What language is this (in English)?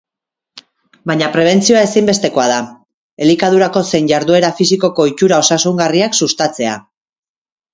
Basque